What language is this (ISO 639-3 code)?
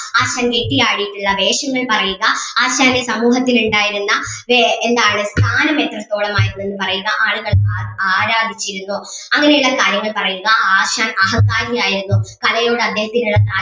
mal